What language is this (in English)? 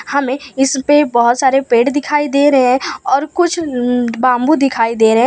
Hindi